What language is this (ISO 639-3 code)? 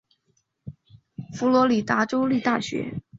zho